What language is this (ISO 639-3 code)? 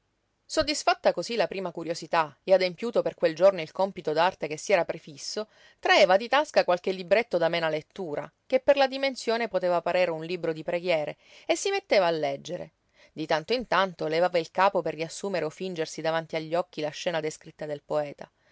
ita